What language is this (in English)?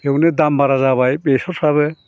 Bodo